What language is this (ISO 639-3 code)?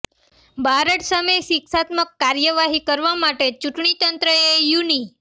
guj